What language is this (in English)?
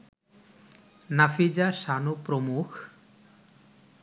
Bangla